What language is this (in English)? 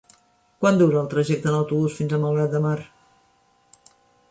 Catalan